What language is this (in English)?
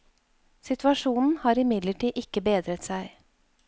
Norwegian